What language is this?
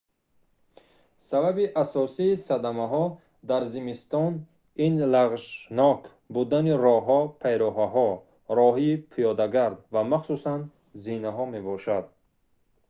Tajik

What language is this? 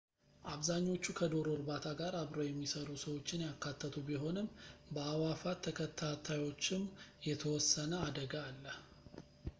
Amharic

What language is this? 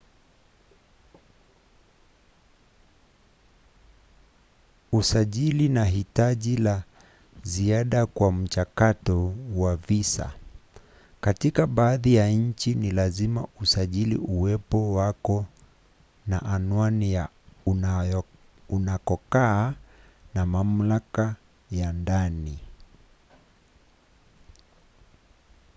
Swahili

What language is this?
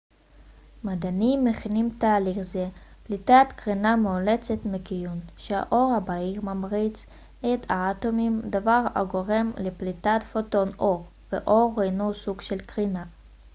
Hebrew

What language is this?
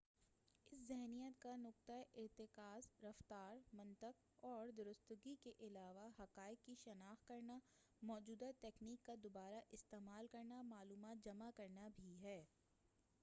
Urdu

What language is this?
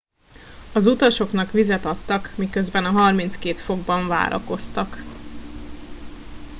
Hungarian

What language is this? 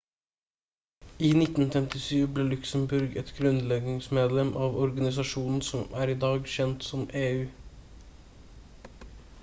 Norwegian Bokmål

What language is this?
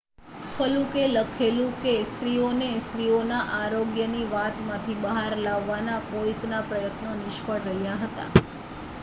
Gujarati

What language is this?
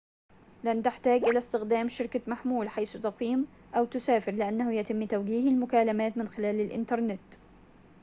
Arabic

